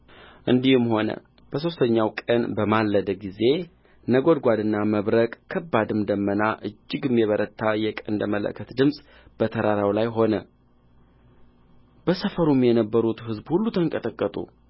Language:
Amharic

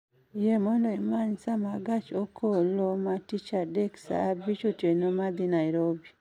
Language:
Luo (Kenya and Tanzania)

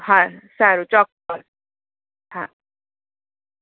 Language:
Gujarati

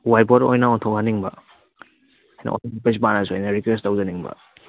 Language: Manipuri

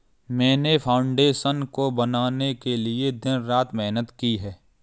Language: Hindi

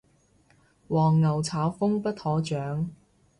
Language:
Cantonese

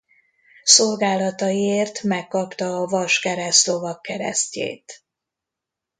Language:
Hungarian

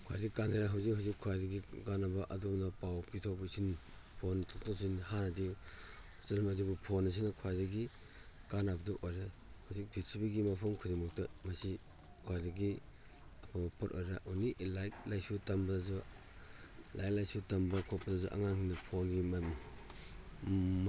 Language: Manipuri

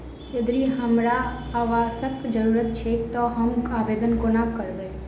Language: Maithili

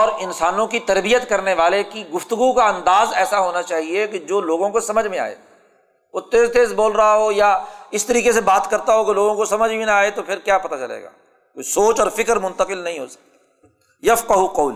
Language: Urdu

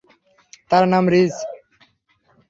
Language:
Bangla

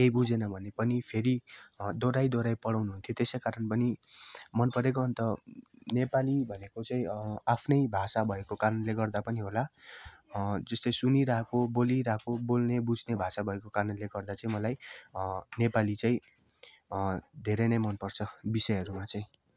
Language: Nepali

